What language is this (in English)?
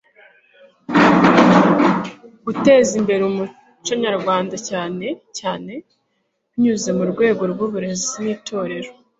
Kinyarwanda